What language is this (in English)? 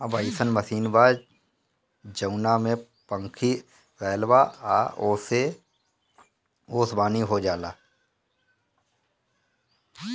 Bhojpuri